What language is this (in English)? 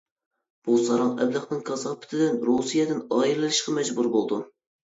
Uyghur